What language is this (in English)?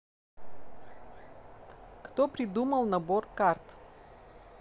Russian